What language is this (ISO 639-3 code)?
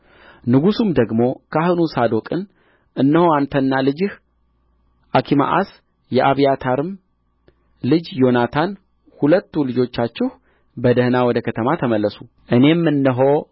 amh